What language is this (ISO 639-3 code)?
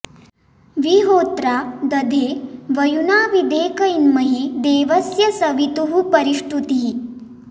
san